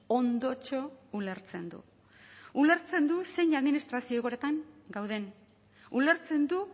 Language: Basque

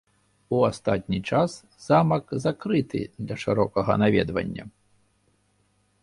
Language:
Belarusian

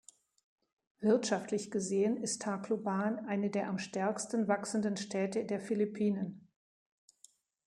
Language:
German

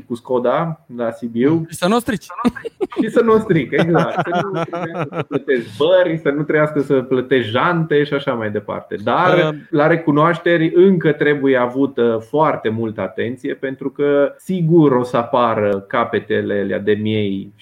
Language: Romanian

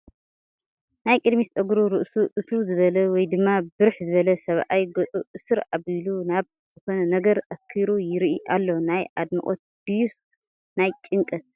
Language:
Tigrinya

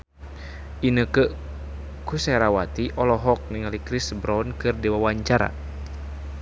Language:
Sundanese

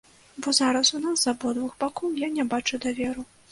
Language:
Belarusian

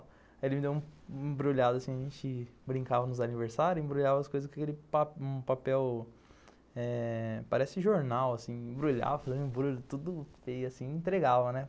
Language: Portuguese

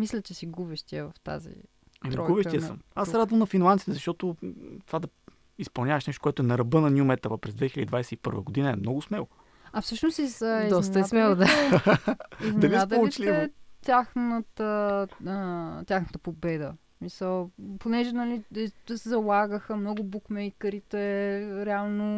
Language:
Bulgarian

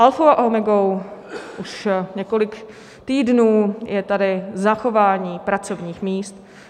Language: Czech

